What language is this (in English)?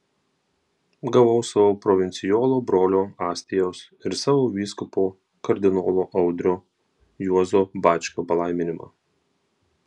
Lithuanian